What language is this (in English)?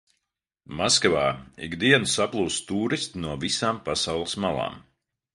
Latvian